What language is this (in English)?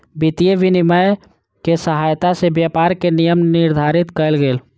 Maithili